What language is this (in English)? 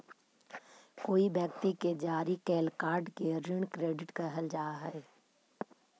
Magahi